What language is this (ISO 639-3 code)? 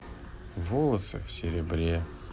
rus